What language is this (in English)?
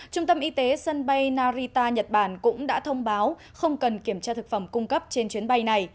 Vietnamese